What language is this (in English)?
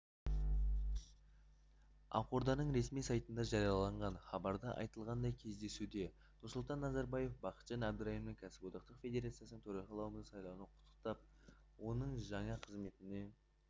Kazakh